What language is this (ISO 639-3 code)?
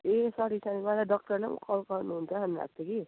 nep